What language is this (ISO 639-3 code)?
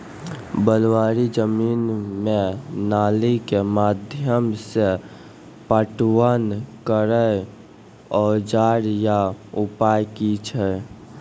mai